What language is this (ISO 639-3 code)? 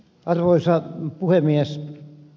fin